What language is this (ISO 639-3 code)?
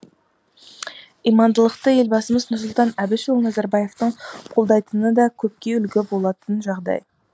kaz